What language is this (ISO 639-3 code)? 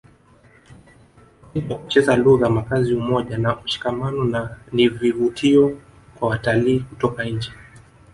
swa